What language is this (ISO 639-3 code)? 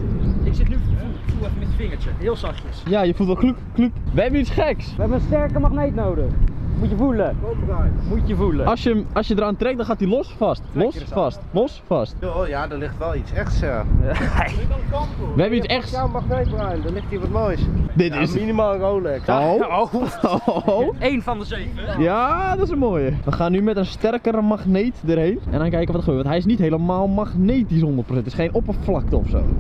nld